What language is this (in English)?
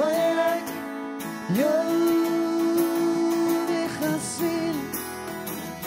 Dutch